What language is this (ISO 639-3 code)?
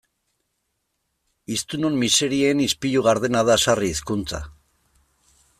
eus